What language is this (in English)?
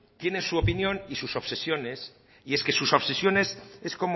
Spanish